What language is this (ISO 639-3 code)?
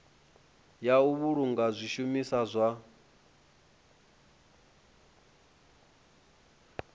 ven